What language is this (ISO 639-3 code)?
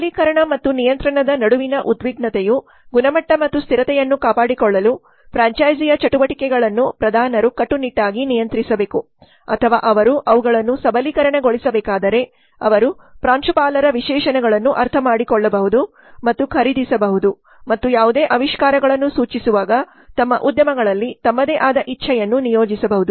kan